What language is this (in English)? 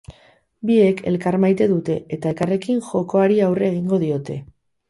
Basque